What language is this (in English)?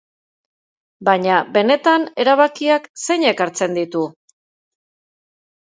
Basque